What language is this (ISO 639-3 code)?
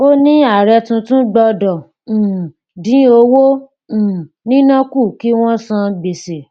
yor